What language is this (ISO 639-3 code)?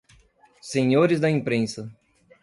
por